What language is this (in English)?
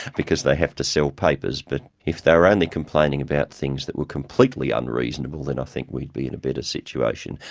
English